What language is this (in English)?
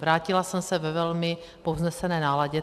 Czech